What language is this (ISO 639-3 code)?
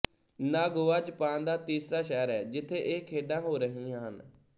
pan